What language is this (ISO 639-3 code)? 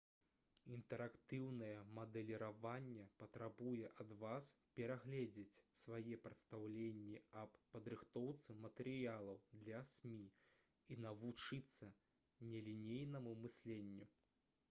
bel